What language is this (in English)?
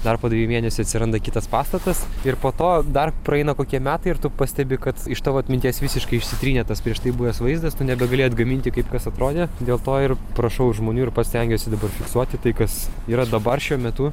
Lithuanian